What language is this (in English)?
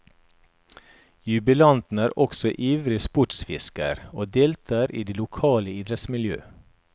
Norwegian